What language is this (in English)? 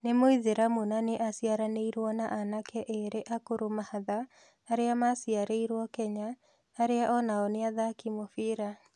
Kikuyu